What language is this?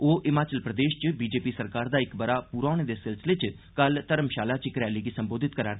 Dogri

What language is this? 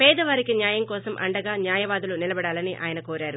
Telugu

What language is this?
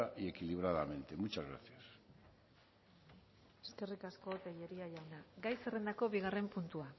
Basque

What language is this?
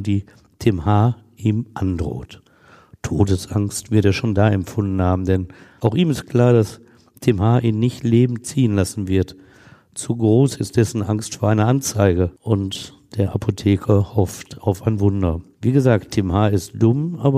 German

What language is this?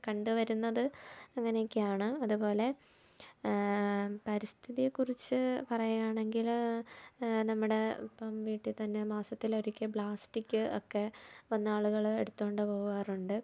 Malayalam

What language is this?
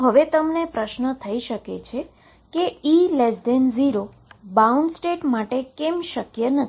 Gujarati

